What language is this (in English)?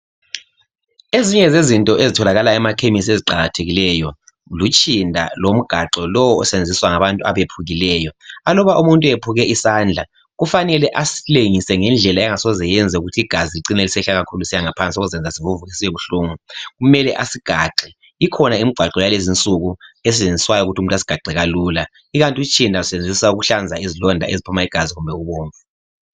North Ndebele